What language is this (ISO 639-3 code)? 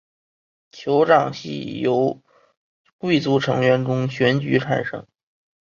zho